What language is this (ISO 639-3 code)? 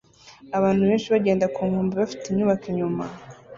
kin